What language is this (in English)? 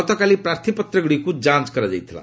Odia